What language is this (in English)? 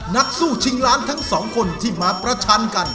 Thai